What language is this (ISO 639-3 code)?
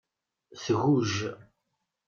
kab